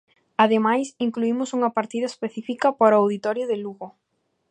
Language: Galician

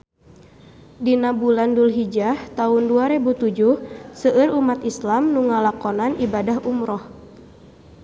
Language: Sundanese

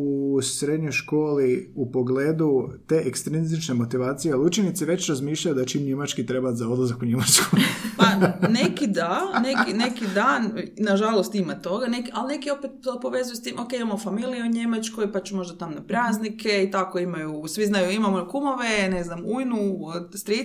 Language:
Croatian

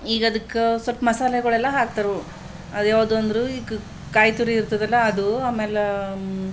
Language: Kannada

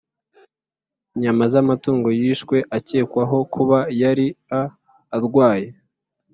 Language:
Kinyarwanda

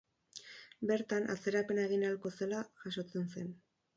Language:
Basque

